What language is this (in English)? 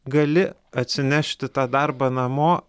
Lithuanian